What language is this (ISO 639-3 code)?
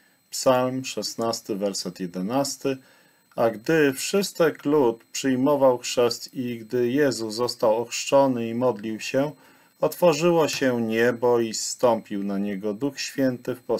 pol